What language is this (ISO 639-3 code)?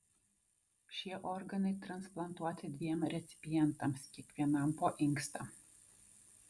lit